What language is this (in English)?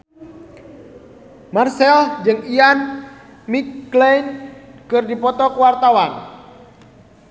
Sundanese